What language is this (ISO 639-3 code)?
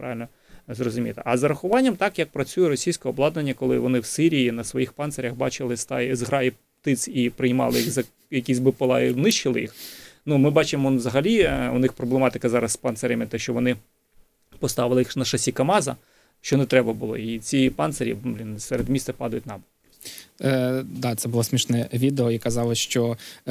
ukr